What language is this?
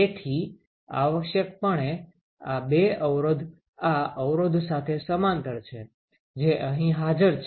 Gujarati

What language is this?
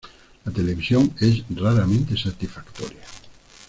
Spanish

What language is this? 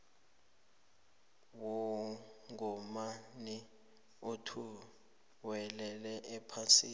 South Ndebele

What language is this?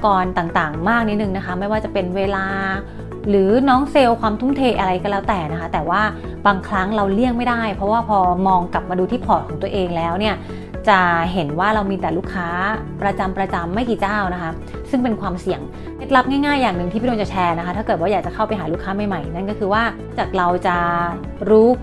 Thai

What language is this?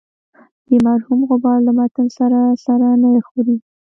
Pashto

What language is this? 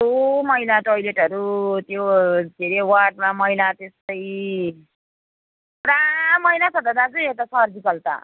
Nepali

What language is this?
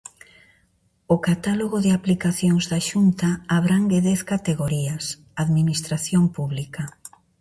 Galician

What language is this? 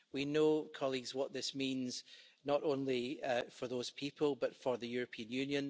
English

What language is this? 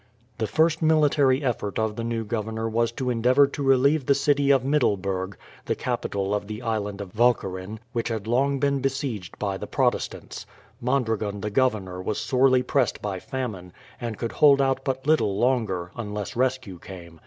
English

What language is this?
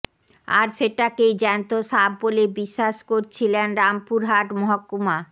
Bangla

